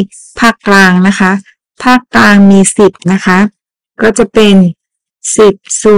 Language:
Thai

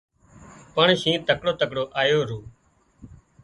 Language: Wadiyara Koli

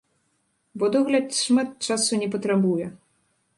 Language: Belarusian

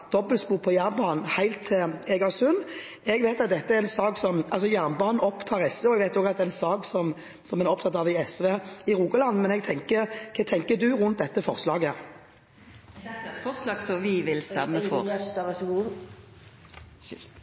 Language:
Norwegian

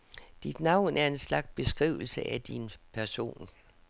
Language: Danish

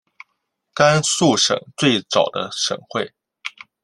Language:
Chinese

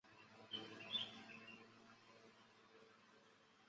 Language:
Chinese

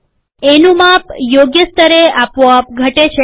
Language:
Gujarati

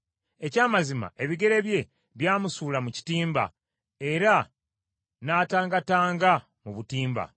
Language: Ganda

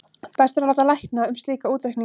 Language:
Icelandic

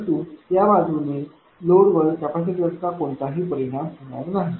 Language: Marathi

